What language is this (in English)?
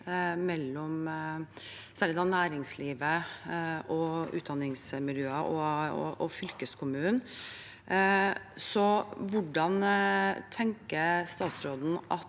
Norwegian